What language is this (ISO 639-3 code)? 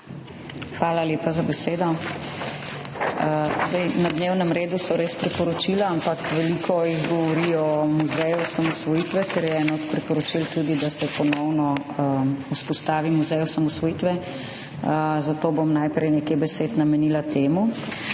slv